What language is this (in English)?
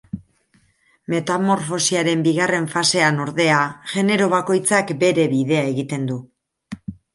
Basque